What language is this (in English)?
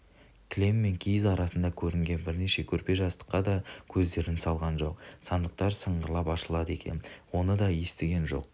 Kazakh